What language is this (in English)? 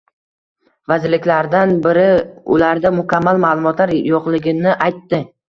Uzbek